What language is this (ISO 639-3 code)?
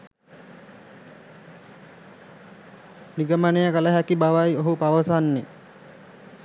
sin